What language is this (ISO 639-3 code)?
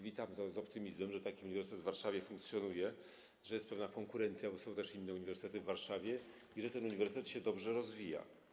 pol